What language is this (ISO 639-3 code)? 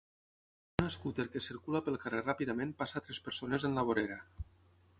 cat